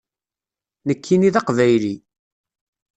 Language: Kabyle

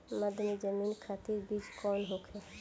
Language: Bhojpuri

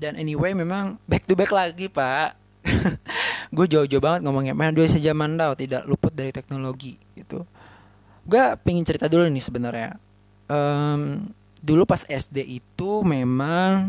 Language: Indonesian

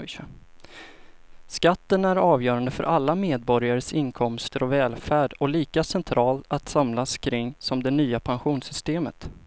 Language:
Swedish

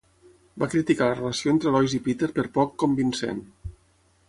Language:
Catalan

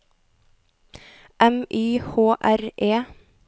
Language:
Norwegian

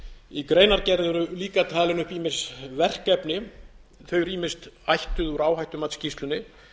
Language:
Icelandic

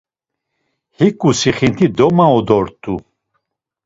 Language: Laz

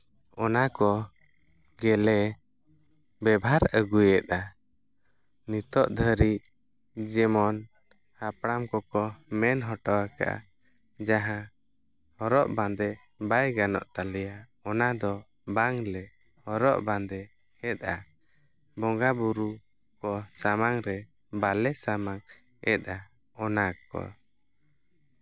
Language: Santali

